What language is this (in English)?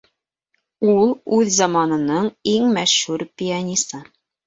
Bashkir